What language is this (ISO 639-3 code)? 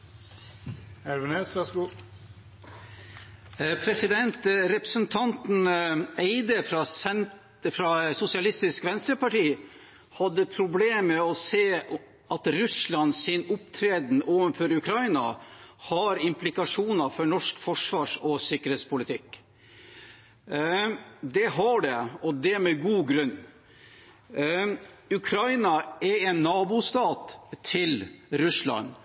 nor